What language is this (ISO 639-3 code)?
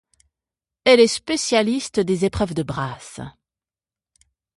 fra